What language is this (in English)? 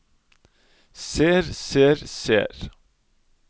Norwegian